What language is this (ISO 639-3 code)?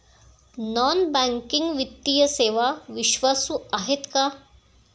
mar